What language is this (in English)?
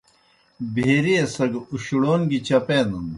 Kohistani Shina